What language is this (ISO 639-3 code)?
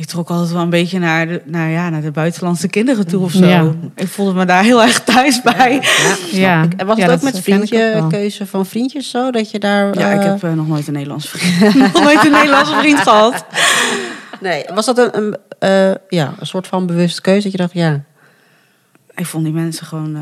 nld